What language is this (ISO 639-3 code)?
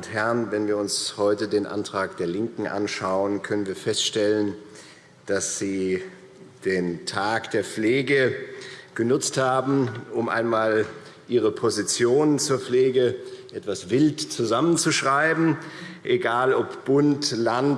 deu